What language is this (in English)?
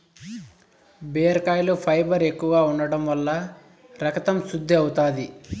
Telugu